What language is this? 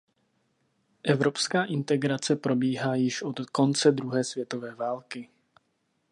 Czech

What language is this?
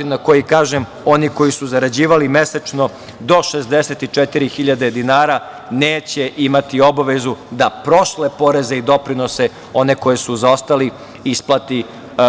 Serbian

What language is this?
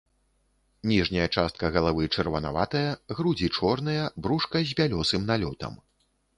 Belarusian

